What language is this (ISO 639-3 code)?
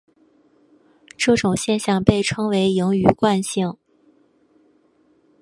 zho